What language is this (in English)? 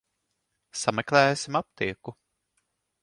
Latvian